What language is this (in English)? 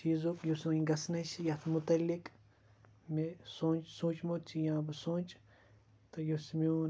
Kashmiri